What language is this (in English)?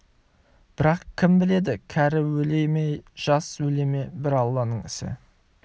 Kazakh